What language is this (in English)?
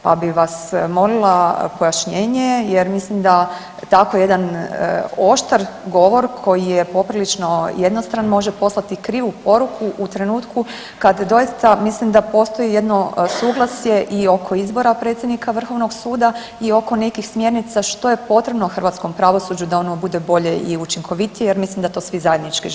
Croatian